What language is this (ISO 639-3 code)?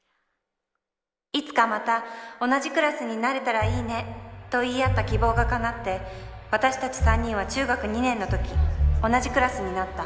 jpn